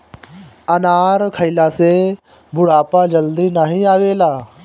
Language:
Bhojpuri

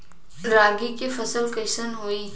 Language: Bhojpuri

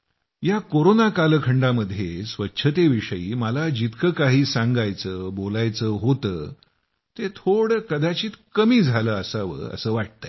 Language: Marathi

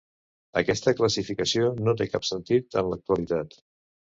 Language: Catalan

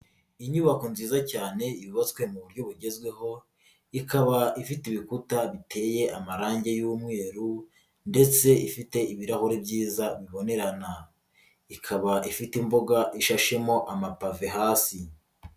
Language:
Kinyarwanda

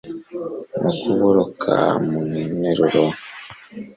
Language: Kinyarwanda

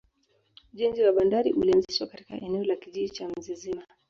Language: Swahili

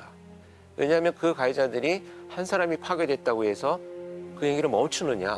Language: Korean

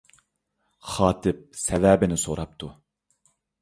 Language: Uyghur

